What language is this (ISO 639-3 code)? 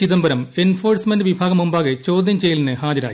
mal